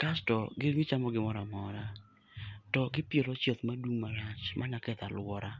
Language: Luo (Kenya and Tanzania)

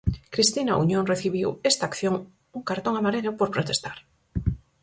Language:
Galician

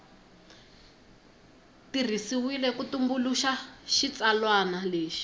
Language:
Tsonga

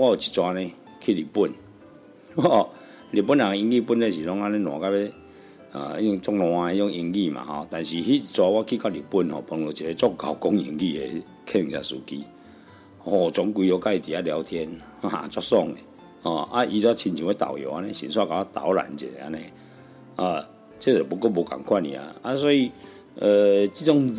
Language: Chinese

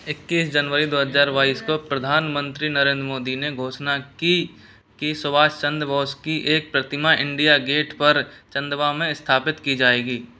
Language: Hindi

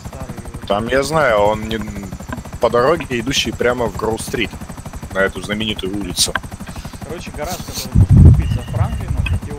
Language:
Russian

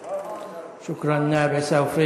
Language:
Hebrew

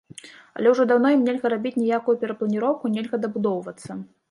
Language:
Belarusian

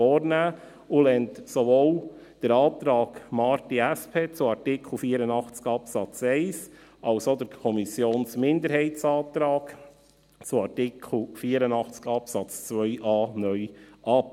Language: Swiss German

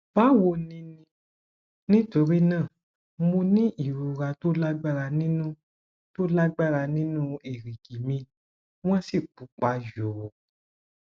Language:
Yoruba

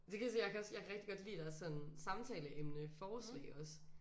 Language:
Danish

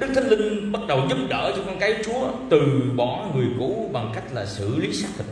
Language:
Vietnamese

